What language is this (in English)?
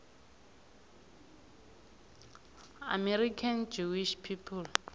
South Ndebele